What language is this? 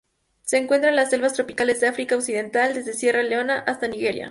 Spanish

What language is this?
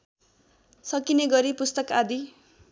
Nepali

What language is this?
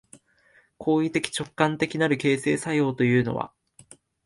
Japanese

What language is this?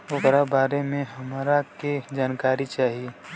Bhojpuri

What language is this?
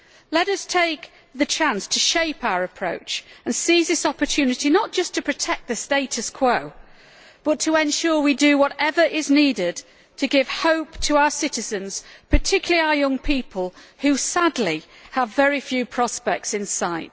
English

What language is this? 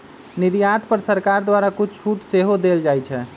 Magahi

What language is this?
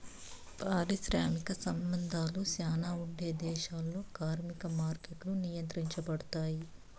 Telugu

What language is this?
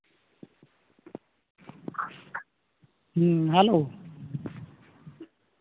Santali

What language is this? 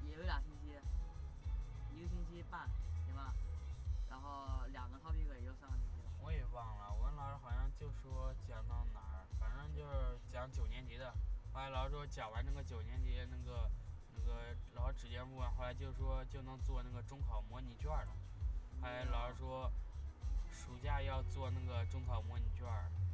Chinese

